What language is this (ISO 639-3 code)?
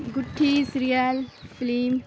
urd